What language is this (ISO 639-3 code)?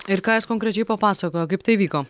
lit